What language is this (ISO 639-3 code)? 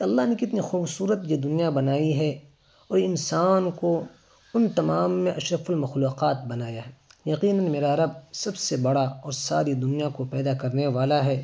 urd